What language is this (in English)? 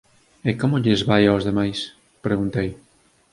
Galician